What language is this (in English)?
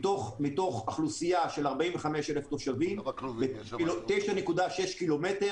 Hebrew